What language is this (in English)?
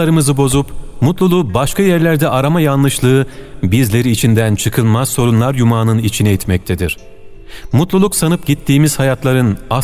Turkish